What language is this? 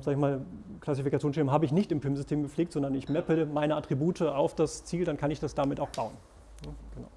German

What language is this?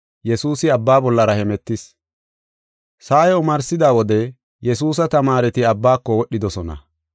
Gofa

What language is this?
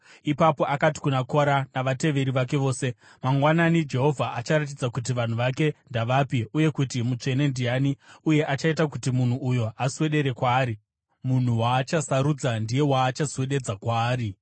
Shona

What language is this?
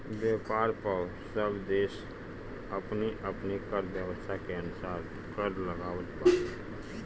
Bhojpuri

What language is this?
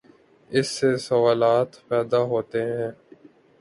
Urdu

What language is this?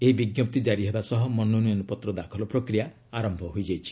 Odia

